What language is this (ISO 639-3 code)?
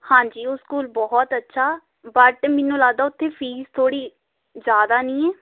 pan